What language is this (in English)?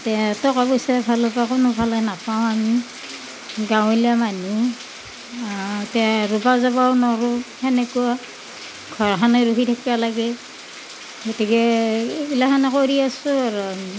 Assamese